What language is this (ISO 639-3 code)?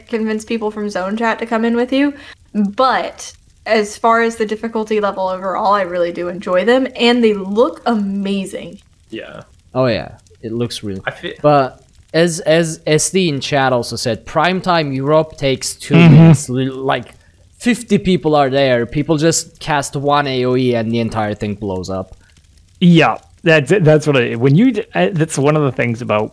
eng